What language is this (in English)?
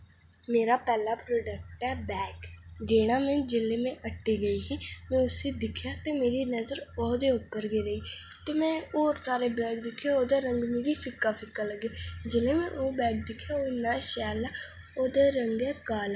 Dogri